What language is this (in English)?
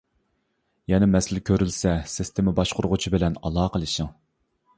Uyghur